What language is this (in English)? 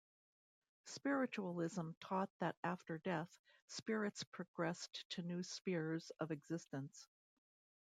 English